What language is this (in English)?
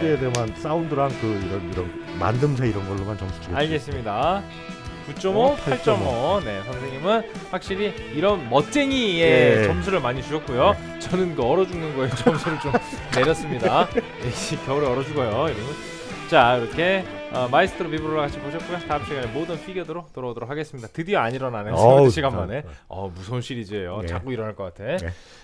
Korean